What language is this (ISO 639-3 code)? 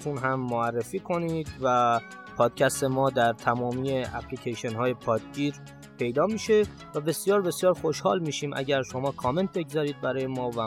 fas